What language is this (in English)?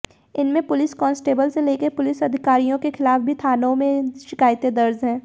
Hindi